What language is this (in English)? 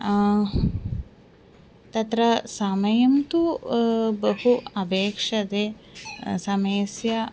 Sanskrit